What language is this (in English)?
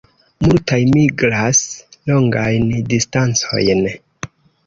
Esperanto